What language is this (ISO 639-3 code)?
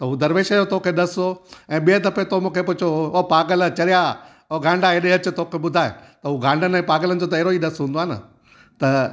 snd